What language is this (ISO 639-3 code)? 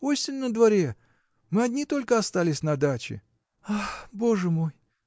rus